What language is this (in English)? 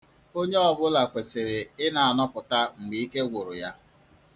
Igbo